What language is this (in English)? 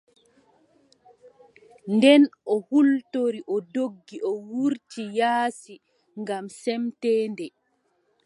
Adamawa Fulfulde